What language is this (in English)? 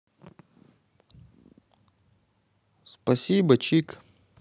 Russian